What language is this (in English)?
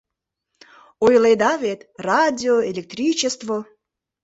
Mari